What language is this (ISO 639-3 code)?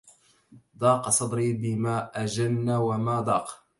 ara